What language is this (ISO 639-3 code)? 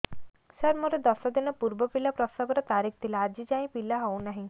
ori